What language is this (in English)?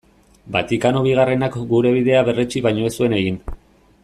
Basque